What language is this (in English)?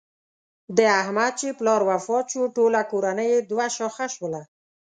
Pashto